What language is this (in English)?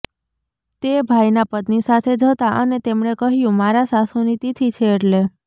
Gujarati